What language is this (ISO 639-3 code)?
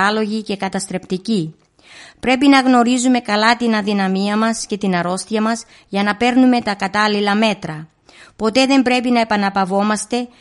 ell